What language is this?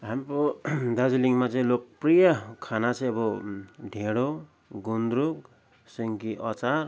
Nepali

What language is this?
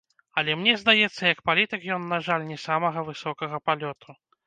Belarusian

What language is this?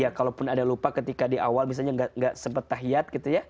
Indonesian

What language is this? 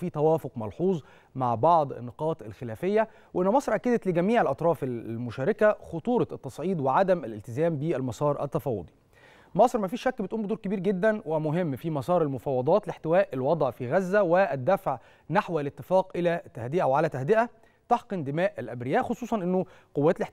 Arabic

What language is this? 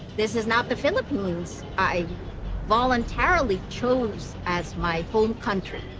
English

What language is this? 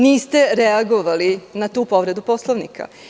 Serbian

